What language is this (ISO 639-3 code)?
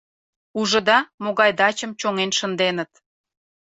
chm